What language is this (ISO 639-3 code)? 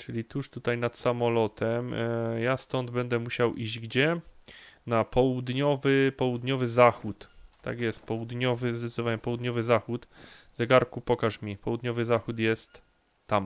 pol